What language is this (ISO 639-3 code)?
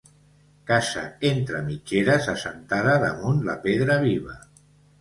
cat